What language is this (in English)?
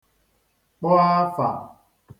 Igbo